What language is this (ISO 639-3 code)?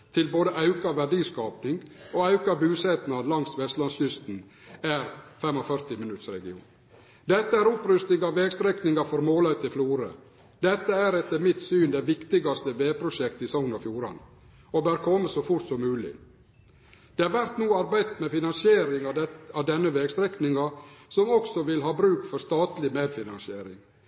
nno